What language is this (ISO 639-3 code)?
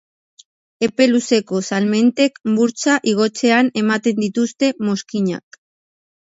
eus